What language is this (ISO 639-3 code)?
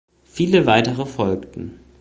deu